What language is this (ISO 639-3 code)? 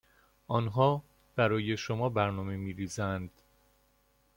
fas